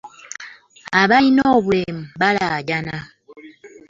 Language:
Ganda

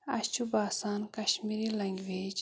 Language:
Kashmiri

